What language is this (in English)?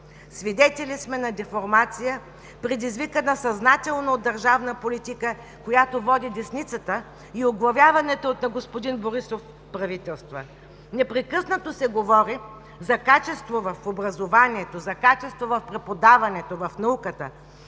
Bulgarian